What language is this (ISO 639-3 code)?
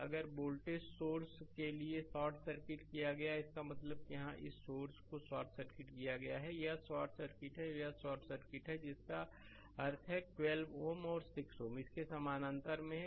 hin